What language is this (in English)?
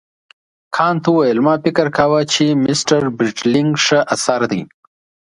Pashto